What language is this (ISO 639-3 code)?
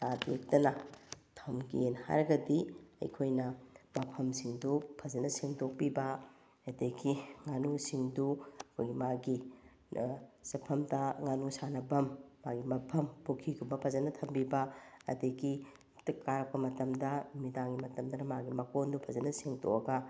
mni